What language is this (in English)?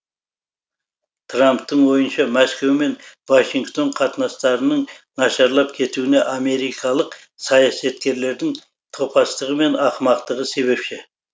Kazakh